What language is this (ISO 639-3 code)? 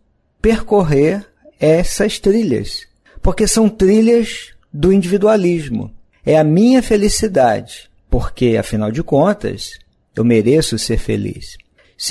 por